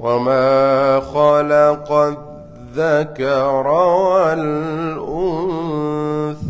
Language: Arabic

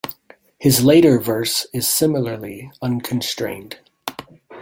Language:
English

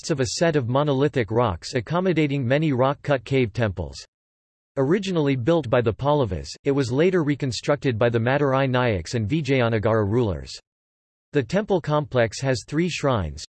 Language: English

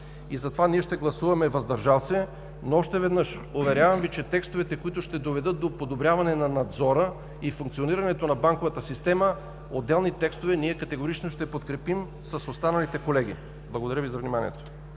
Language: Bulgarian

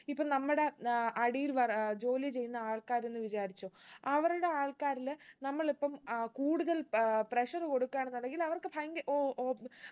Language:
Malayalam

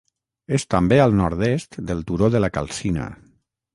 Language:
Catalan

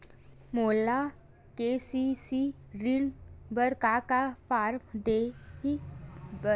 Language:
Chhattisgarhi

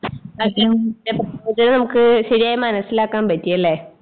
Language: Malayalam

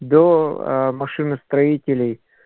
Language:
Russian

